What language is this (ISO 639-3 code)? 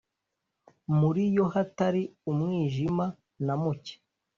kin